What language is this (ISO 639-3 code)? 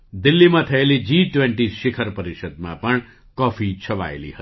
guj